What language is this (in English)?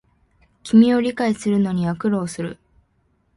Japanese